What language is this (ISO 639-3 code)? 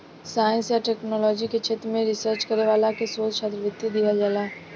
bho